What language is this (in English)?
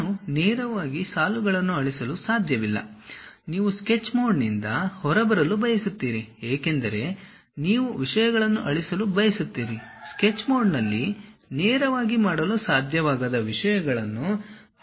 Kannada